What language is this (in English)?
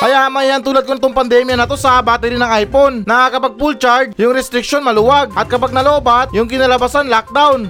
Filipino